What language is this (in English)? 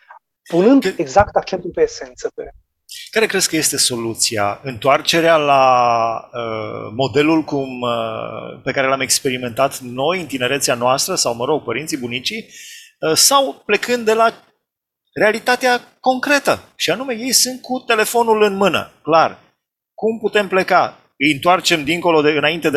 Romanian